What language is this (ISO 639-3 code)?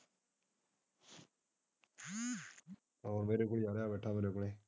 pan